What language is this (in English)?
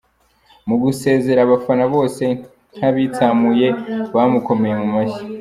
Kinyarwanda